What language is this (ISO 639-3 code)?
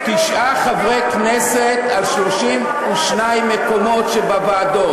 heb